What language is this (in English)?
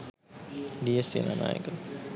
Sinhala